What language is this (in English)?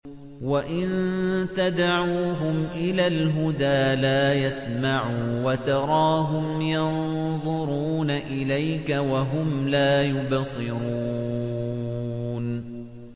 Arabic